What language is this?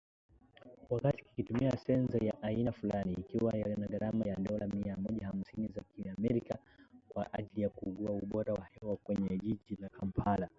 Swahili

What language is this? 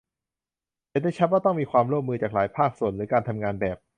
Thai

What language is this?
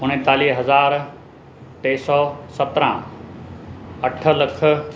Sindhi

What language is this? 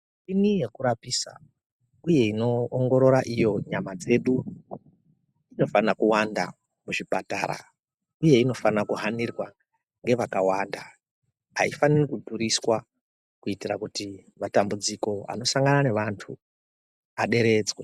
Ndau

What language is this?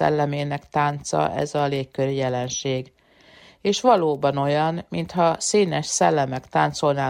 Hungarian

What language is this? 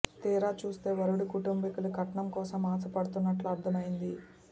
Telugu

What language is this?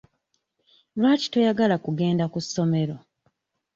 Ganda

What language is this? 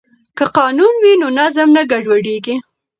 Pashto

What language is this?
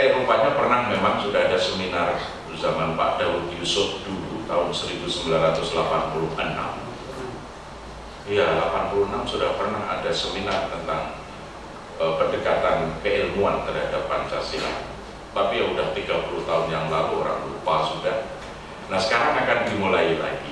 Indonesian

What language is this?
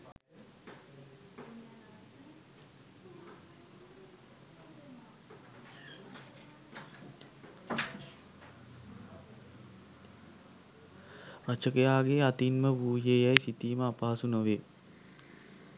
Sinhala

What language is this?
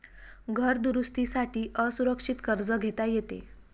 Marathi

